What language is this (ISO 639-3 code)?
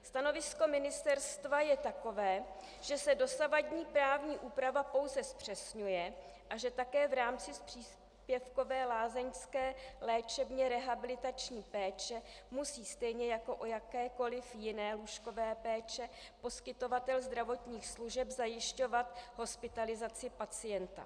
ces